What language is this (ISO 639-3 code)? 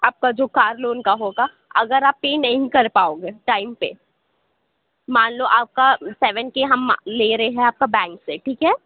urd